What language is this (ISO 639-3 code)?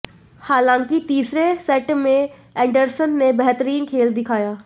hin